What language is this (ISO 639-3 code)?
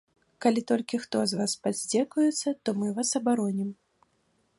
bel